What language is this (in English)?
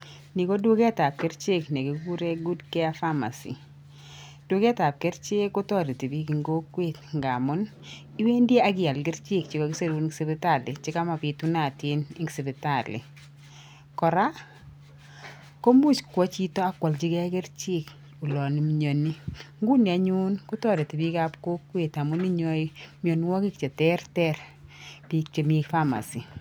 Kalenjin